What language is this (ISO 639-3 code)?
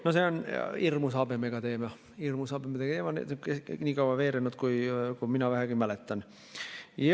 est